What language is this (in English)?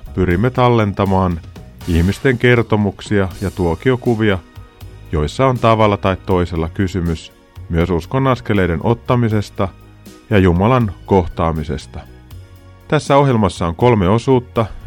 Finnish